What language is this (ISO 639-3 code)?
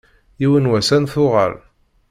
kab